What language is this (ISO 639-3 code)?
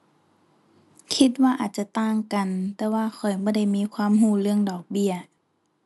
tha